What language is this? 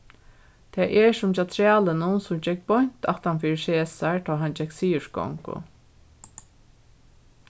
Faroese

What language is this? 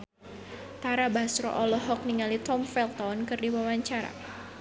Sundanese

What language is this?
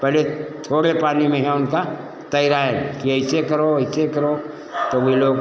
Hindi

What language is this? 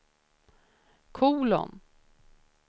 Swedish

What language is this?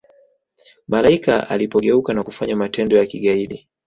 Swahili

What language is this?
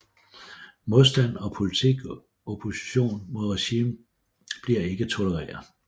Danish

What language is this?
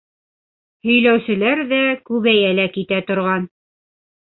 Bashkir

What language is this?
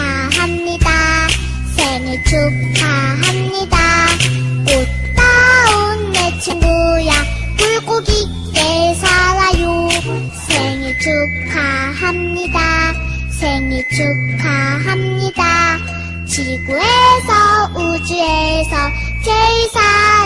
Vietnamese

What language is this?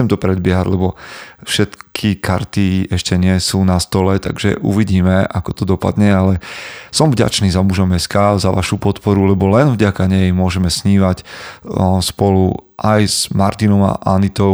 Slovak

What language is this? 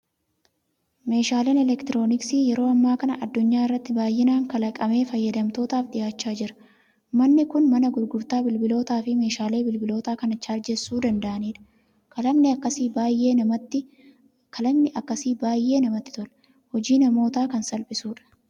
Oromo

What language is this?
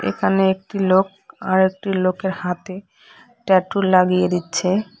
Bangla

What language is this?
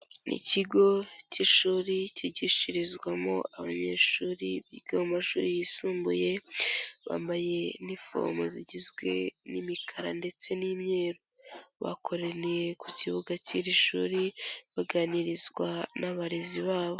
Kinyarwanda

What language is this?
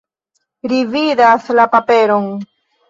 Esperanto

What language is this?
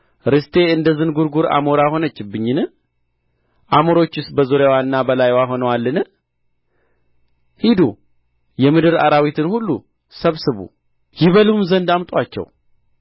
Amharic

